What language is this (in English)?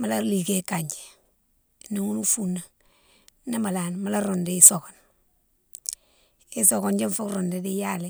Mansoanka